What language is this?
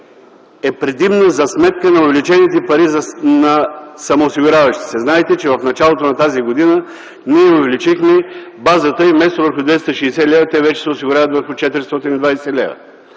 Bulgarian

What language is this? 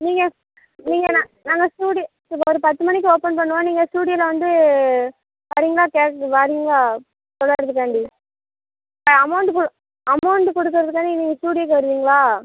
Tamil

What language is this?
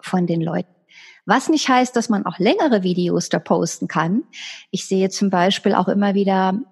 German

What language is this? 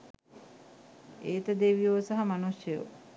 Sinhala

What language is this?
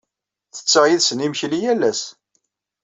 Kabyle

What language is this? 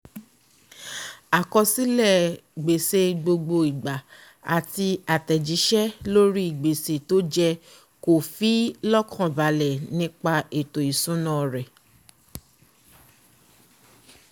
Yoruba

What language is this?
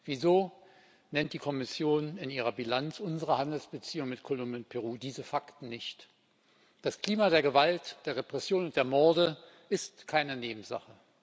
German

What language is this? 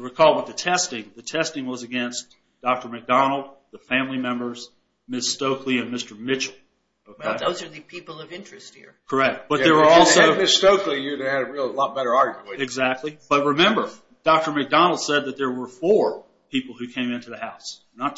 English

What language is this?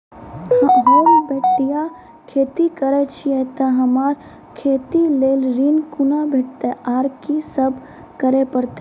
Maithili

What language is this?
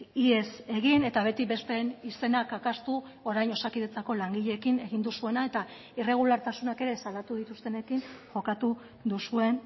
Basque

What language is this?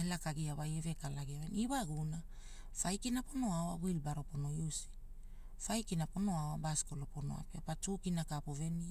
Hula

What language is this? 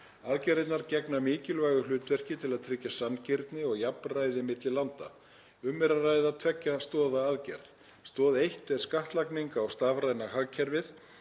Icelandic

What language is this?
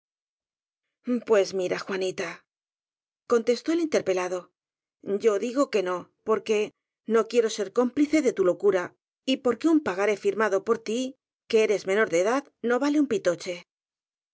Spanish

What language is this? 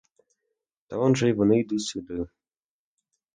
Ukrainian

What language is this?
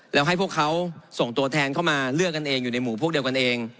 Thai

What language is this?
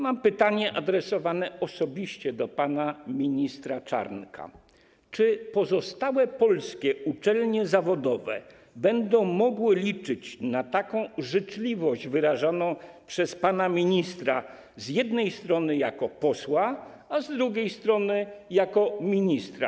Polish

